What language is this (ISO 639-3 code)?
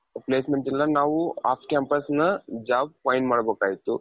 kan